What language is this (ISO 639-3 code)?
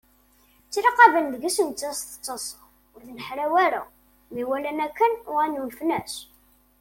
kab